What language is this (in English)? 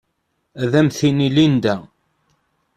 Kabyle